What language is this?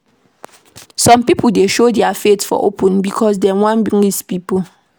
Nigerian Pidgin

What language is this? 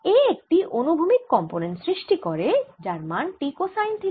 Bangla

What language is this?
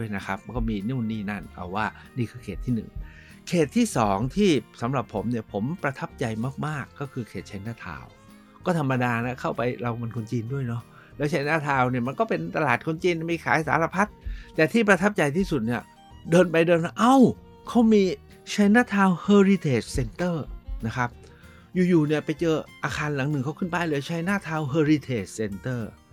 Thai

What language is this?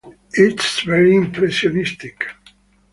English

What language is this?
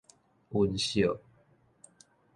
Min Nan Chinese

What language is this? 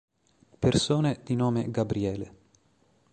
Italian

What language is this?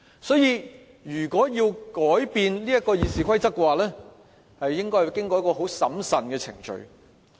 Cantonese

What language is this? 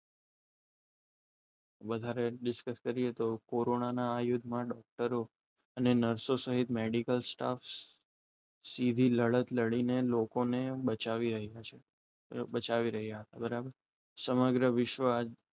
Gujarati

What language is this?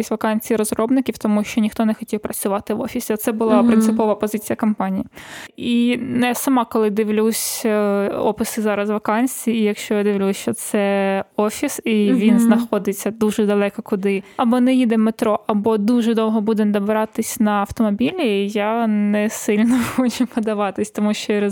Ukrainian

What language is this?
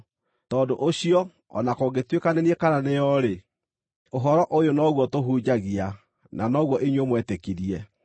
Kikuyu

